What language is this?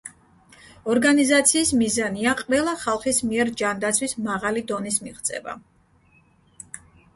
Georgian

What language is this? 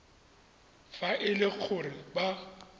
Tswana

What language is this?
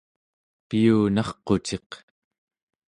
Central Yupik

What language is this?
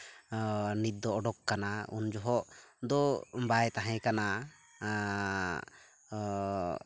Santali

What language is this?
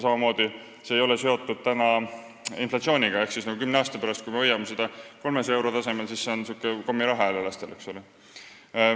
Estonian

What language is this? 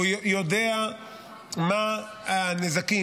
Hebrew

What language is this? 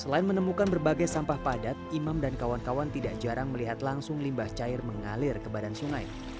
Indonesian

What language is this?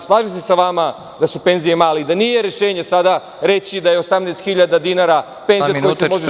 Serbian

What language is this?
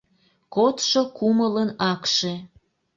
Mari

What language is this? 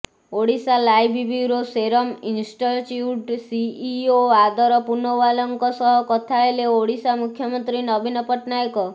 Odia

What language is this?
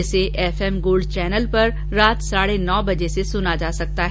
Hindi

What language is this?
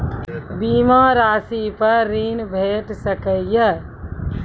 Maithili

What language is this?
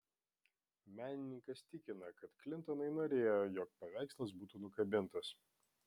Lithuanian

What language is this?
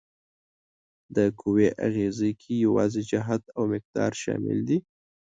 Pashto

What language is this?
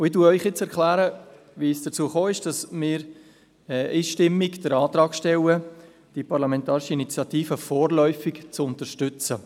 Swiss German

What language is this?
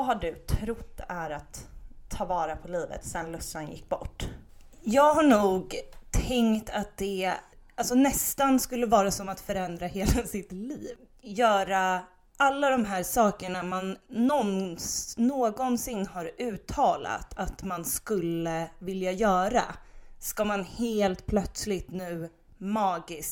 Swedish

